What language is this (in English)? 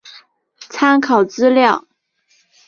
Chinese